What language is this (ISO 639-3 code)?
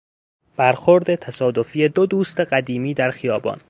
fas